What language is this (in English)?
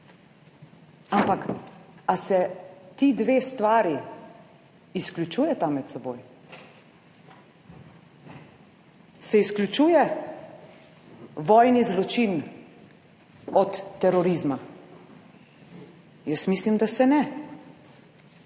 Slovenian